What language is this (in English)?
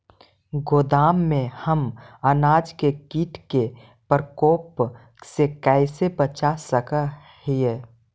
Magahi